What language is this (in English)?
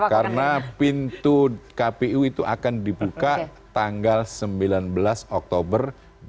Indonesian